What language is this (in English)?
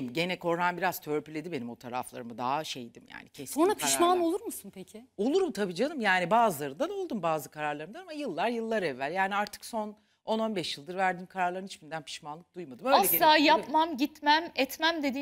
Turkish